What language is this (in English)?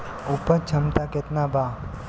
Bhojpuri